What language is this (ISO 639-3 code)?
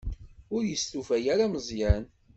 kab